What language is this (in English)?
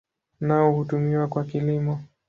Swahili